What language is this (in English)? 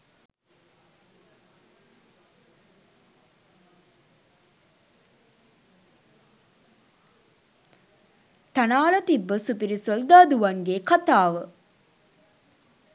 Sinhala